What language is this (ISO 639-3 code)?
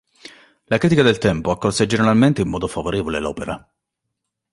ita